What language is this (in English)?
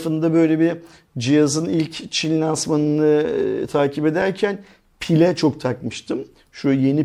Turkish